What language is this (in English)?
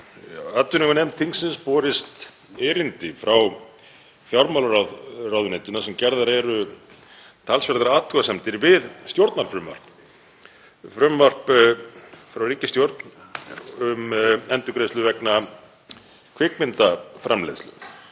Icelandic